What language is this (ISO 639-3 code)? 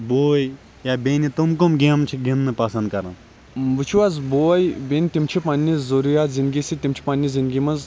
kas